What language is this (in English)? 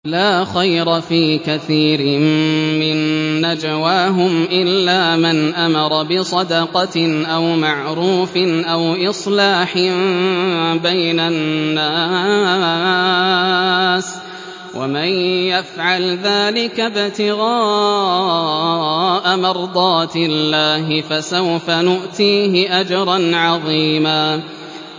Arabic